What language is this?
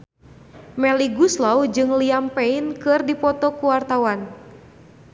Sundanese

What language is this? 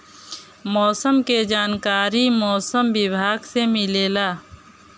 Bhojpuri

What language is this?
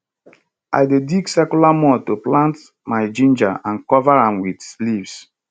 Nigerian Pidgin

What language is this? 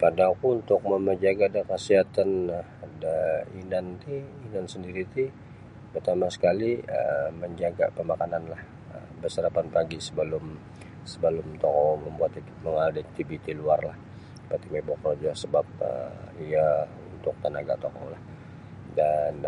Sabah Bisaya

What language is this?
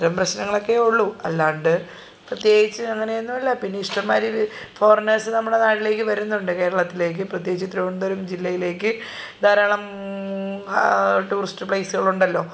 Malayalam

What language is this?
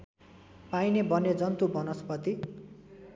Nepali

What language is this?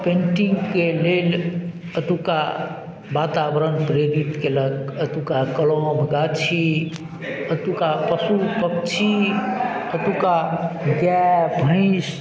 Maithili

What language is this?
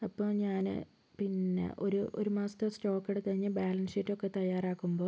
Malayalam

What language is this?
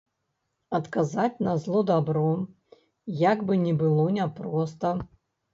Belarusian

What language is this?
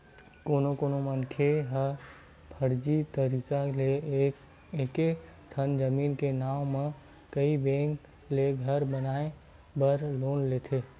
Chhattisgarhi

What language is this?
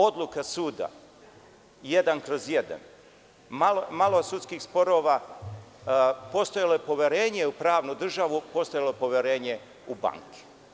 Serbian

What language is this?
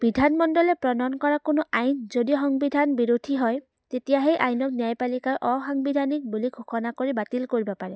Assamese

